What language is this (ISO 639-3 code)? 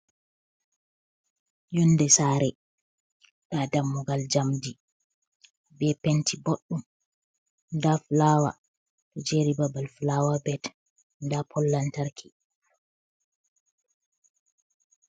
ful